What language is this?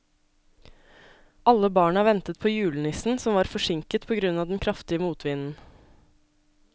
Norwegian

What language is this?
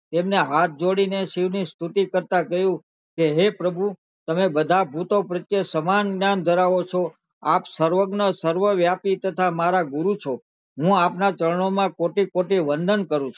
Gujarati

